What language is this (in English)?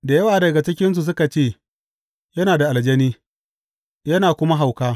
Hausa